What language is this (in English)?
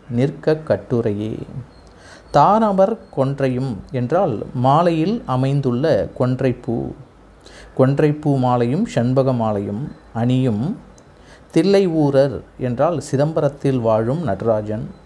Tamil